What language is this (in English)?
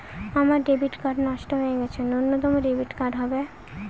Bangla